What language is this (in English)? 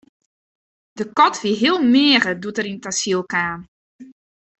Western Frisian